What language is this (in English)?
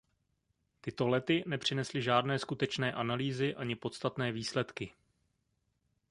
Czech